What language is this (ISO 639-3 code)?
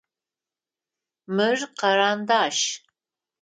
ady